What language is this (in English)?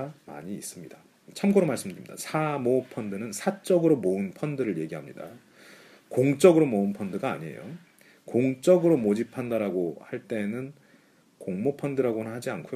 Korean